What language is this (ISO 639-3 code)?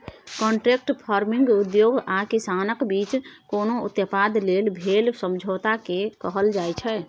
mai